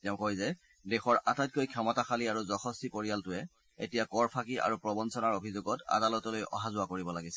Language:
Assamese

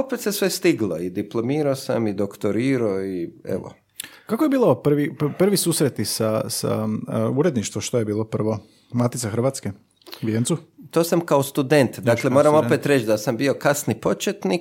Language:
Croatian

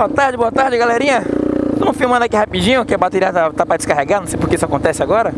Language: Portuguese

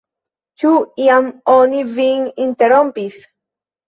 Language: Esperanto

